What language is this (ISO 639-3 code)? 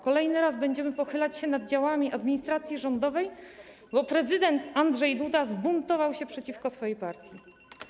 pol